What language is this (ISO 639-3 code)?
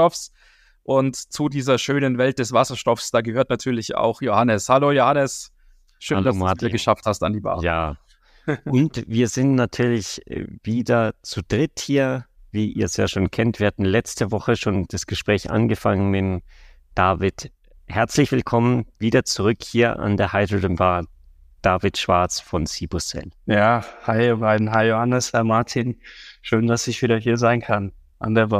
deu